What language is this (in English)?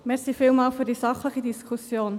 Swiss German